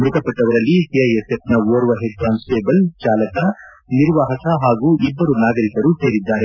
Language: Kannada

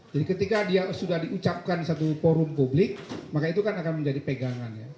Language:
Indonesian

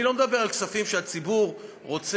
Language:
Hebrew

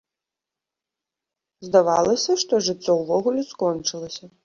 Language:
Belarusian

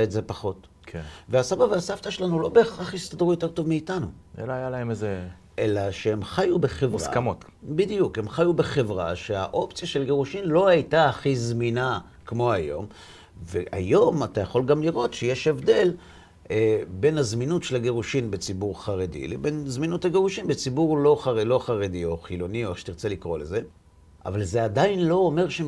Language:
Hebrew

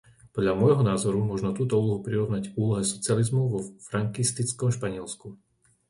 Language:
Slovak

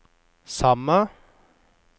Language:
Norwegian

